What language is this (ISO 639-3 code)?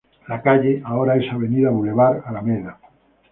spa